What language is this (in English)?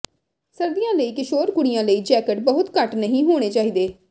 Punjabi